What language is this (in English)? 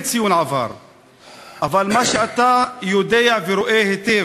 Hebrew